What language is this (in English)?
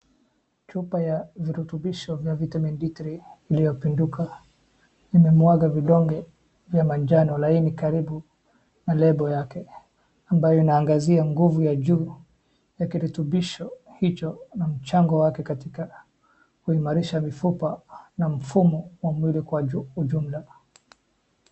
Swahili